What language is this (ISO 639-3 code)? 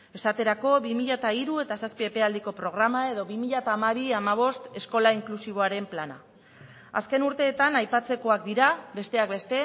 eus